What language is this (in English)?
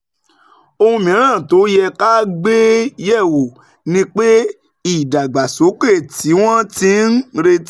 Yoruba